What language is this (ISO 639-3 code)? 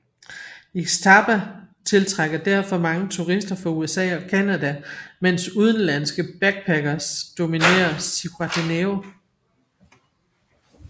dan